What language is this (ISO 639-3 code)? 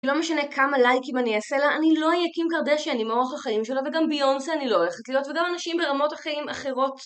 heb